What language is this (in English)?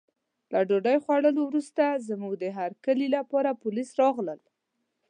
Pashto